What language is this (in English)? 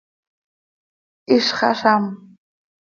Seri